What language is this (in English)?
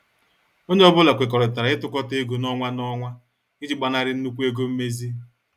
Igbo